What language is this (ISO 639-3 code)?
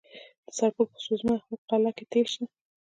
pus